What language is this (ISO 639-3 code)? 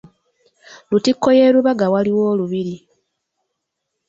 lug